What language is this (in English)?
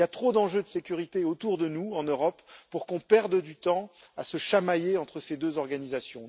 French